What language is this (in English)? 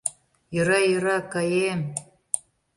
Mari